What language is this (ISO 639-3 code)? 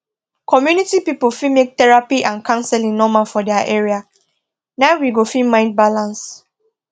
pcm